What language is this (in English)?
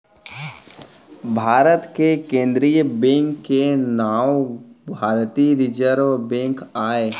Chhattisgarhi